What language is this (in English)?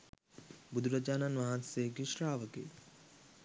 Sinhala